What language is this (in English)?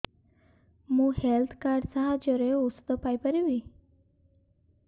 Odia